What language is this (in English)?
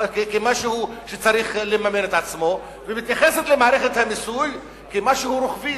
Hebrew